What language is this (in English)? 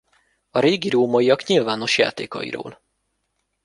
Hungarian